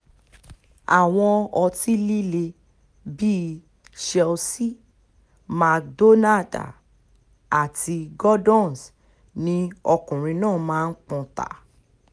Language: Yoruba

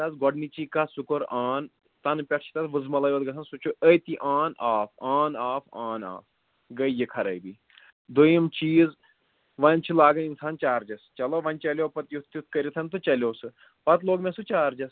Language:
Kashmiri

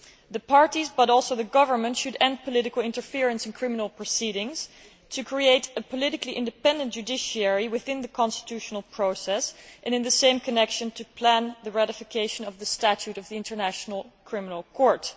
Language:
English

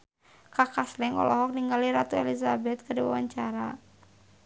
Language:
Sundanese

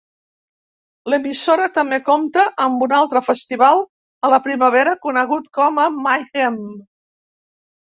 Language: Catalan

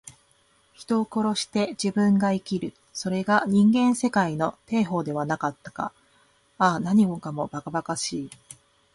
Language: Japanese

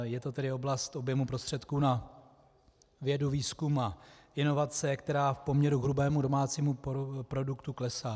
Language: Czech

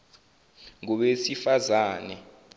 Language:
Zulu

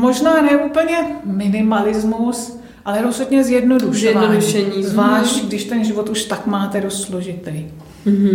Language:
Czech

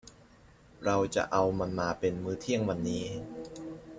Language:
Thai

